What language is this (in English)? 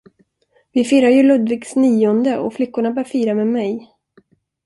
Swedish